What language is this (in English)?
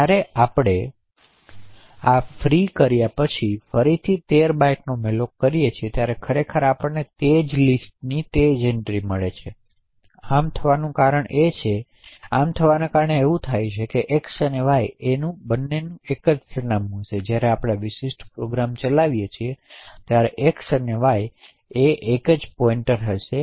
Gujarati